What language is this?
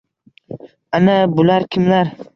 Uzbek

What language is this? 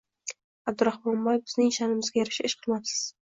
Uzbek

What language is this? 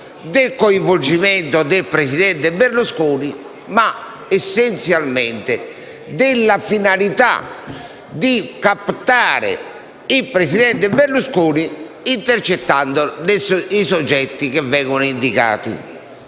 Italian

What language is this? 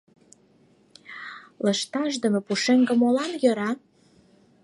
Mari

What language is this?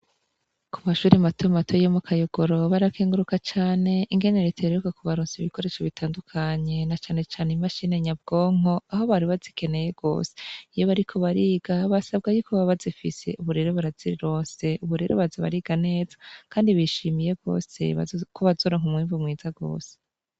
Rundi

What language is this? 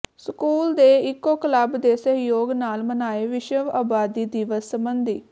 Punjabi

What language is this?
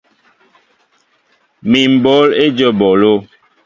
Mbo (Cameroon)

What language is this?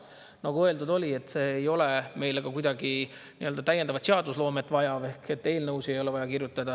Estonian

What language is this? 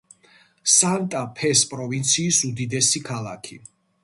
Georgian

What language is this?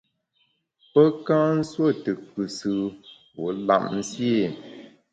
Bamun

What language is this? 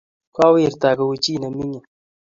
Kalenjin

